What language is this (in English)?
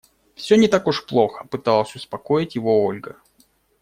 Russian